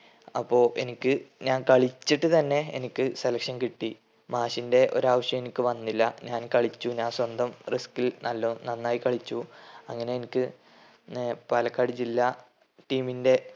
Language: Malayalam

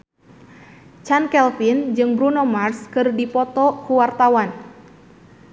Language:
Sundanese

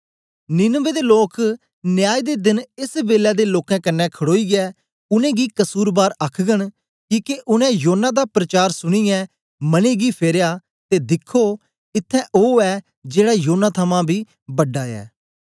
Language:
Dogri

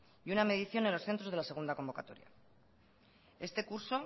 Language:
Spanish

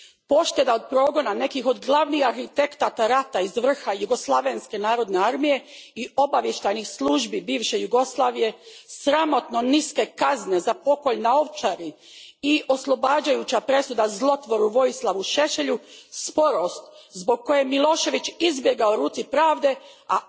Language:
Croatian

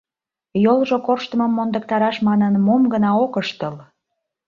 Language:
Mari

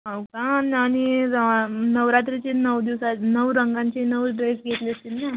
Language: Marathi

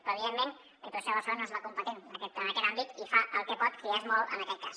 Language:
Catalan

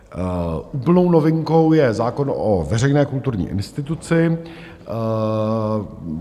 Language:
Czech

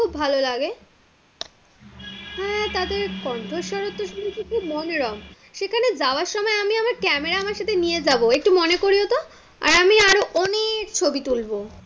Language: Bangla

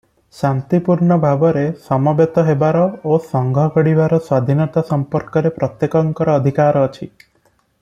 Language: Odia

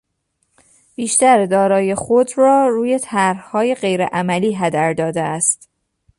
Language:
Persian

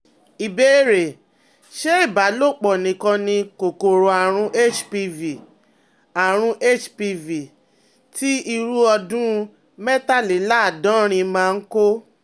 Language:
Yoruba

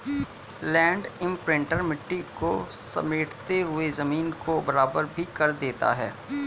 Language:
Hindi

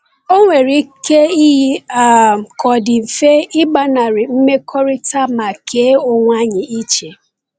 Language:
Igbo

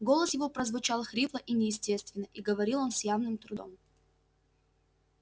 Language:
Russian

